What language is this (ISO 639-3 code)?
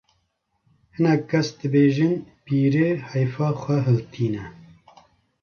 kur